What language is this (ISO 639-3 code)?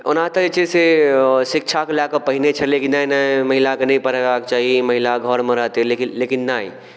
mai